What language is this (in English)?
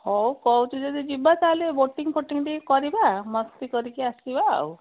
Odia